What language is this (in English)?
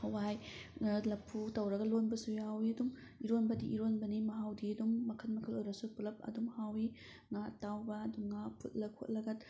Manipuri